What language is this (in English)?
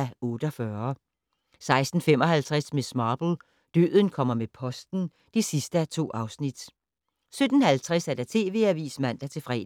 Danish